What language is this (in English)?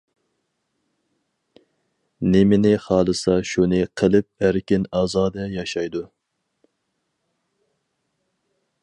Uyghur